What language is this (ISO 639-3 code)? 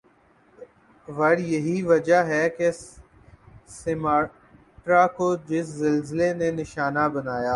urd